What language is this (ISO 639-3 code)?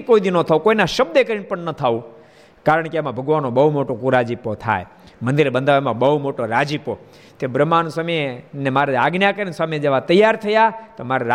guj